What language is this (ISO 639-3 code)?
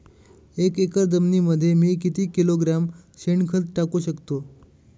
mar